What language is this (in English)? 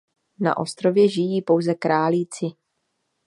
Czech